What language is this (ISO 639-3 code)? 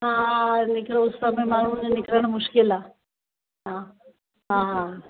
snd